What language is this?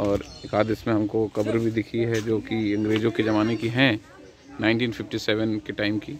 Hindi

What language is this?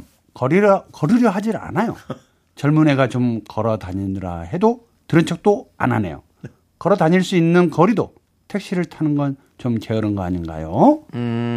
Korean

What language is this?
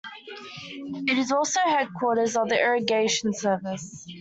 English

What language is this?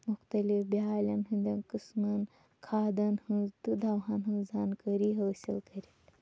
Kashmiri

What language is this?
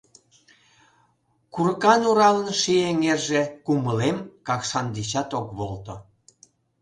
Mari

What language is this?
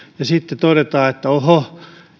Finnish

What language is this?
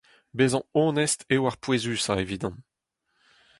Breton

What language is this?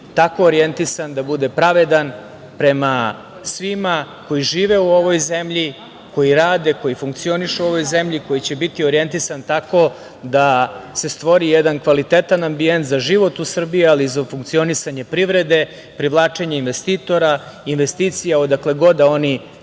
Serbian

